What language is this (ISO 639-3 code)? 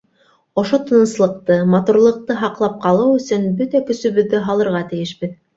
bak